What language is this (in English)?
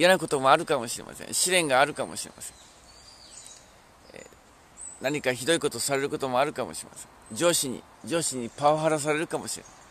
Japanese